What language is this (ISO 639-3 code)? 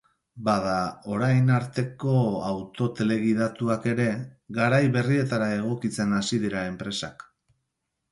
eus